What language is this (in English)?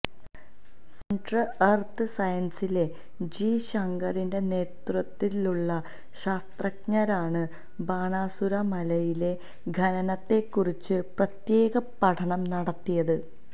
Malayalam